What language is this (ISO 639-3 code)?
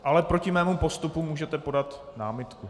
ces